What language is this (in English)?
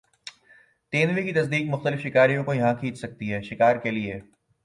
Urdu